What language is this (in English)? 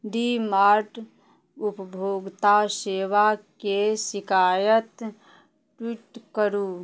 Maithili